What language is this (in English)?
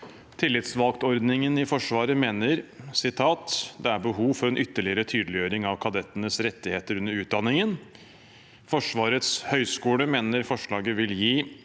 Norwegian